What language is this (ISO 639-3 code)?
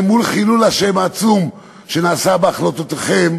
heb